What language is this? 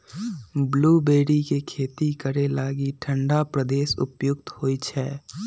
Magahi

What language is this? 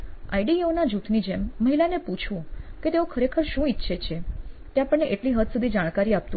Gujarati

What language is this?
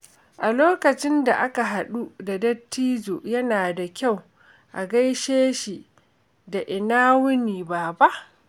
Hausa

